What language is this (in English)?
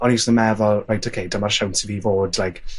Welsh